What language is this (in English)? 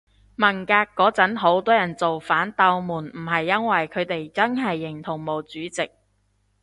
Cantonese